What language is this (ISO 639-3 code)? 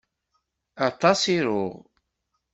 kab